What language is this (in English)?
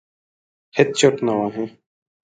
Pashto